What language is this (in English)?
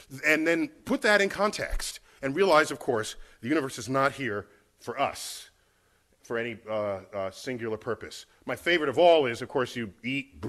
English